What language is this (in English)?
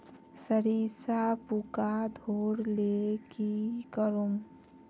Magahi